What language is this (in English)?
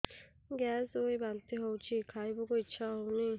Odia